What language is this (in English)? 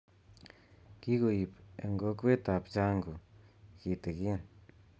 Kalenjin